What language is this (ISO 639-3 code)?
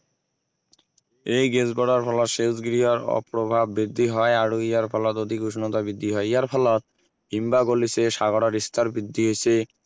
asm